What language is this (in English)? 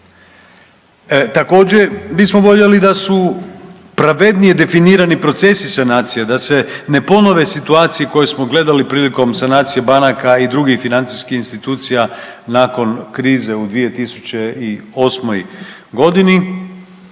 Croatian